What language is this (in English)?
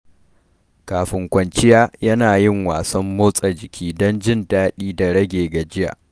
Hausa